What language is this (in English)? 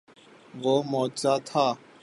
Urdu